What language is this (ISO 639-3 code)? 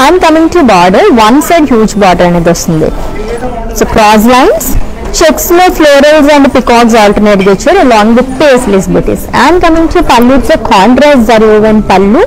tel